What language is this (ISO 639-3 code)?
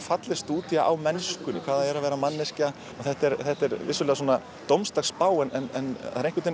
isl